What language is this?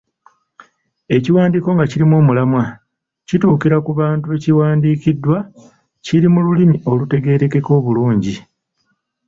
Ganda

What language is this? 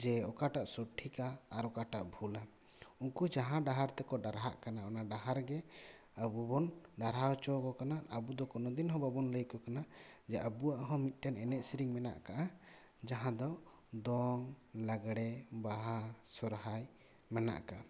Santali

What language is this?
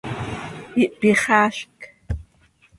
Seri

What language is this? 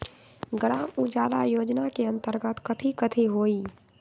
Magahi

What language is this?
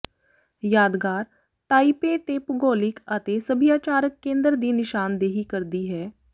Punjabi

